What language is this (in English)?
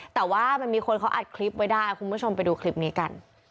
Thai